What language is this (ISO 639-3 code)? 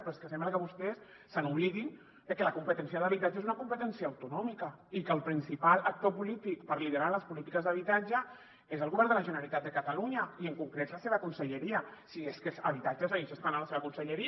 cat